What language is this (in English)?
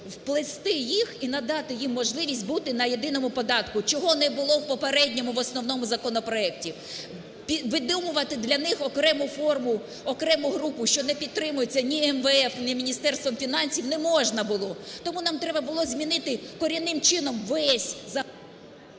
Ukrainian